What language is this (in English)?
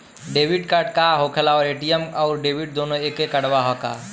Bhojpuri